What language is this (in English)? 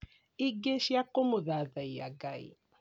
Kikuyu